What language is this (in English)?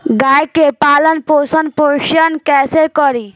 Bhojpuri